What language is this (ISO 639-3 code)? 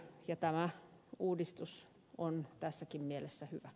fin